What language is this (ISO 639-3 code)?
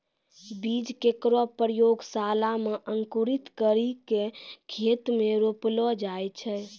mai